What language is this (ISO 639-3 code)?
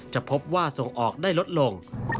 tha